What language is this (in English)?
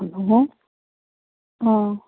Manipuri